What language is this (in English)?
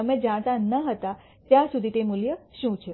Gujarati